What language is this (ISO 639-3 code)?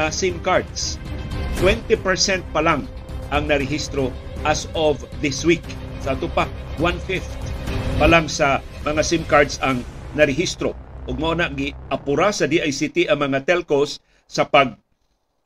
fil